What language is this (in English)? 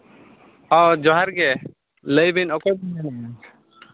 Santali